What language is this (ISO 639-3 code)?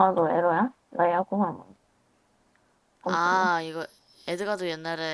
kor